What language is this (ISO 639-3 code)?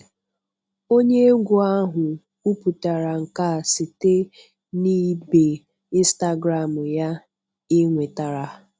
ibo